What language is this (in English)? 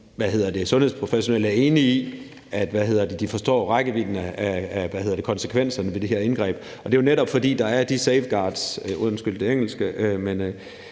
Danish